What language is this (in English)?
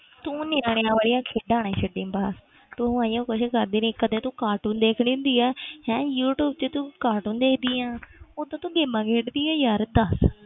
Punjabi